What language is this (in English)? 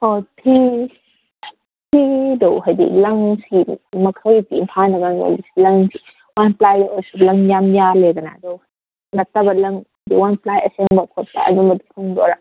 Manipuri